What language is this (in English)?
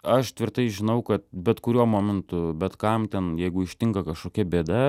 Lithuanian